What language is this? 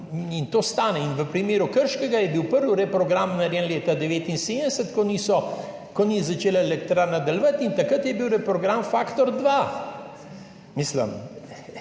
Slovenian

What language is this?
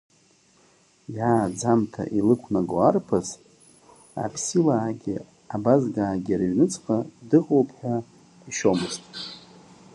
Abkhazian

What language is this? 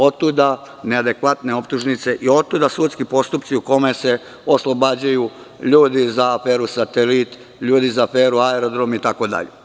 Serbian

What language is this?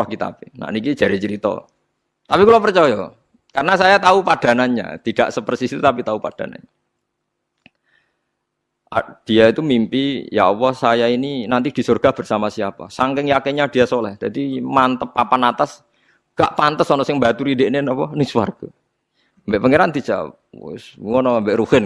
Indonesian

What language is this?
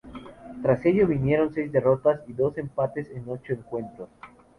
Spanish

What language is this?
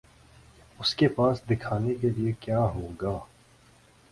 Urdu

